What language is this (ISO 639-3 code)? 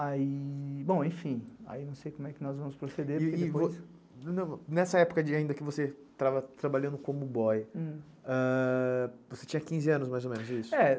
por